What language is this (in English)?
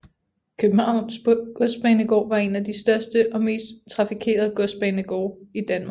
Danish